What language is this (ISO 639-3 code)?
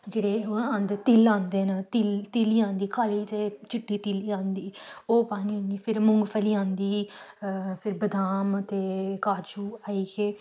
doi